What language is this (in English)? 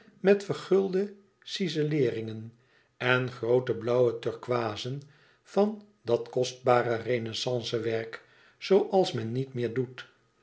Dutch